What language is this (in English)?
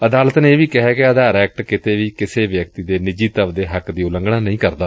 Punjabi